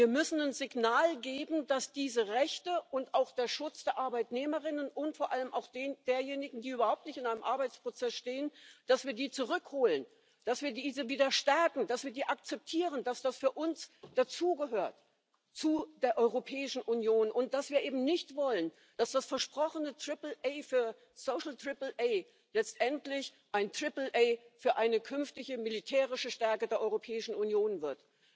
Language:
German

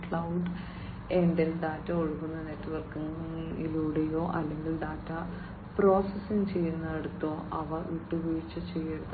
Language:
Malayalam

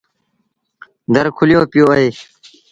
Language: Sindhi Bhil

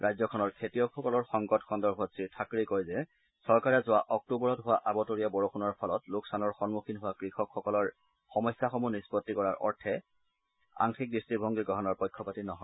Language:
Assamese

